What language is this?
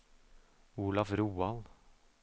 Norwegian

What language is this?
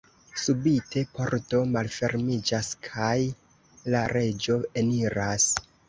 Esperanto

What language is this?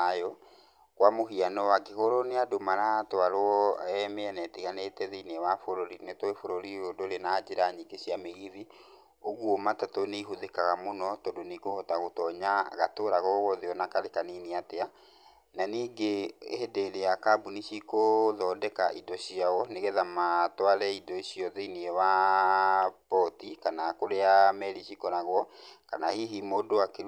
Kikuyu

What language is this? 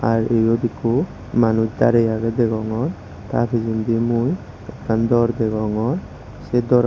Chakma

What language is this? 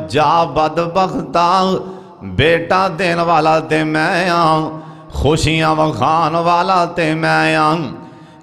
Hindi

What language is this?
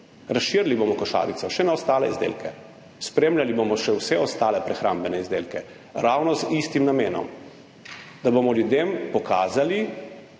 Slovenian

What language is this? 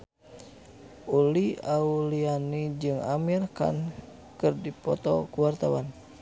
Sundanese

